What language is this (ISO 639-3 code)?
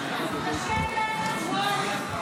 heb